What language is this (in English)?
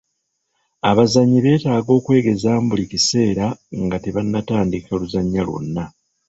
Ganda